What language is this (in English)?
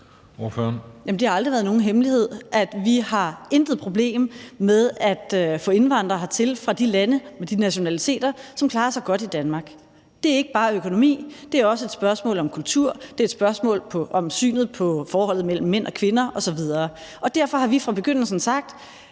Danish